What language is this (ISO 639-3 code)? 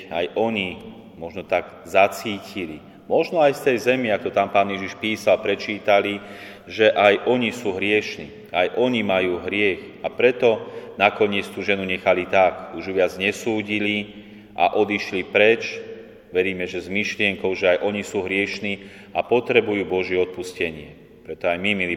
slk